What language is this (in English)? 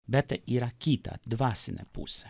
Lithuanian